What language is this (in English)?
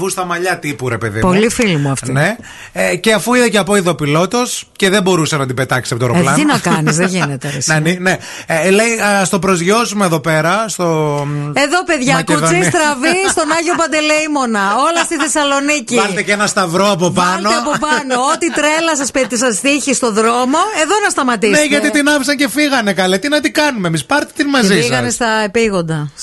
Greek